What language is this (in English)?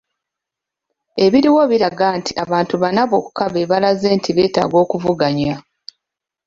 Ganda